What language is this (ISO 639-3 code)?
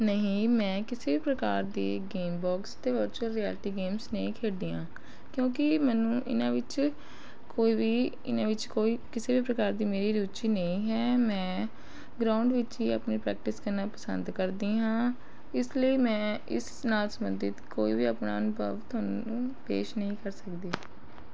pan